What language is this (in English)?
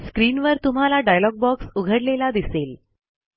Marathi